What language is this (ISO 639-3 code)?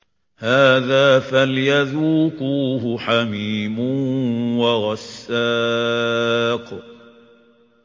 ara